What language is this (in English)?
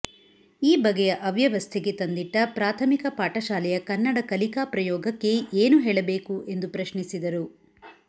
Kannada